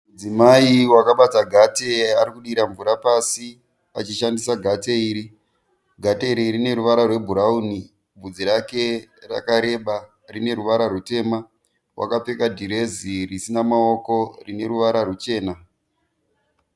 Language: Shona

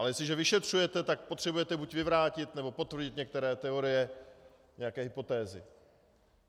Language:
Czech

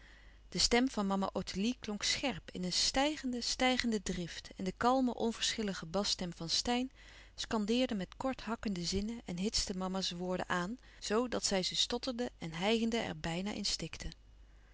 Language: Dutch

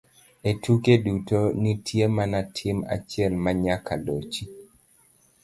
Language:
Luo (Kenya and Tanzania)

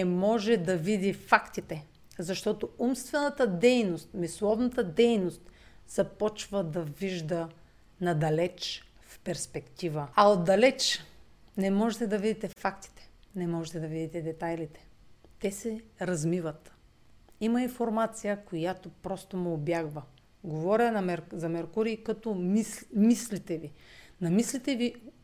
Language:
Bulgarian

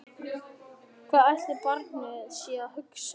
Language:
Icelandic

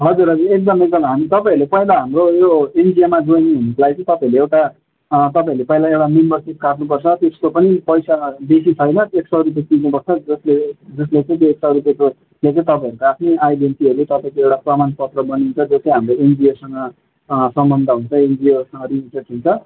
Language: Nepali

